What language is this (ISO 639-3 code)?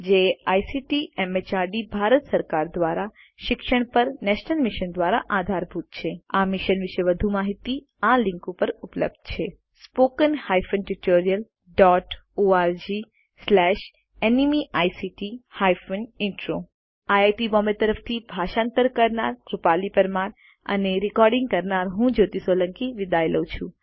guj